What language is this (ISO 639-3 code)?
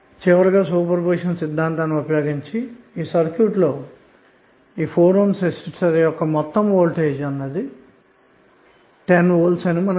tel